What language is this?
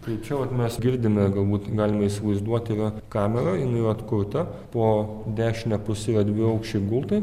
Lithuanian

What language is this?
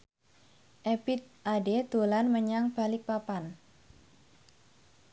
Javanese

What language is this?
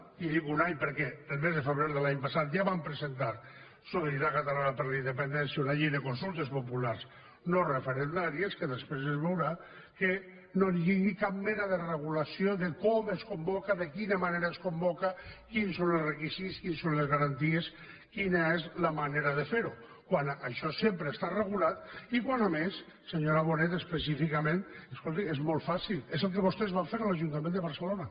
Catalan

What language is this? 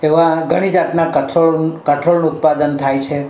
Gujarati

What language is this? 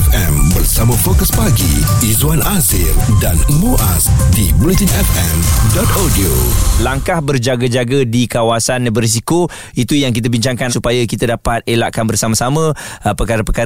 Malay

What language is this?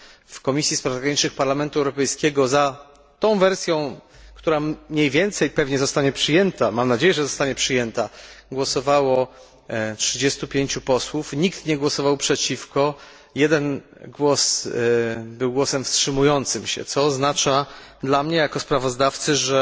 Polish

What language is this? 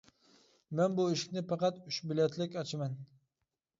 Uyghur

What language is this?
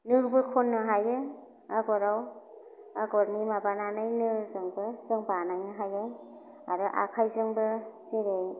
Bodo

